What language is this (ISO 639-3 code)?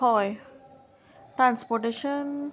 kok